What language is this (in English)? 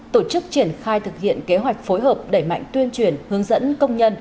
Vietnamese